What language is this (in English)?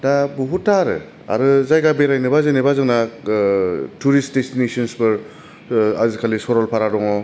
Bodo